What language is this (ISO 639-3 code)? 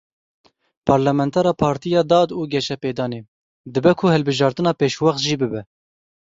kur